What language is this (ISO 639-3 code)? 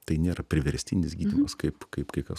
lit